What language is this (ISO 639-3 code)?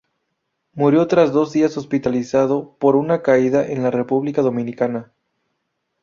spa